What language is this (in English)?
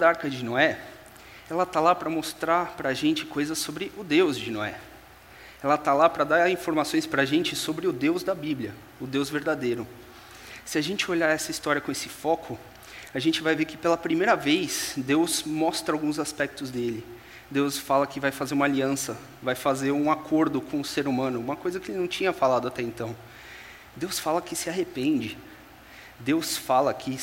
Portuguese